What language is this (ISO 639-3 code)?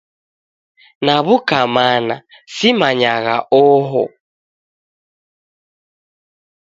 dav